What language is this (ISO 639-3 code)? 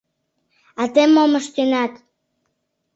chm